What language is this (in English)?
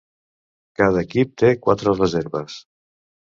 Catalan